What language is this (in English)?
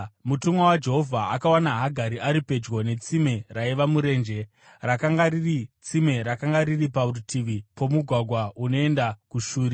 Shona